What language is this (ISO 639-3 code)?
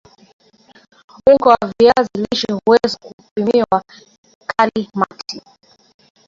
swa